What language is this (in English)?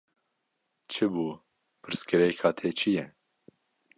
Kurdish